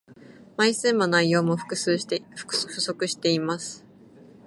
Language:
Japanese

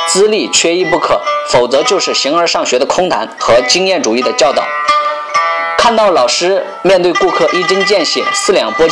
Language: Chinese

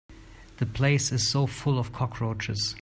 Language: English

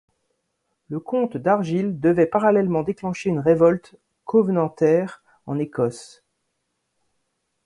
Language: French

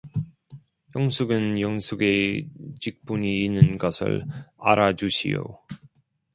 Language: Korean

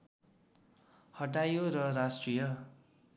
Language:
Nepali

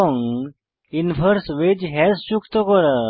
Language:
Bangla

